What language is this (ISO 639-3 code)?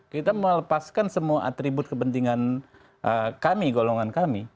ind